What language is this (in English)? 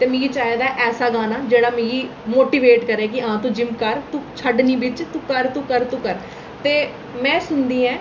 Dogri